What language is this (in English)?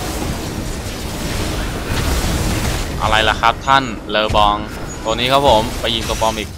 Thai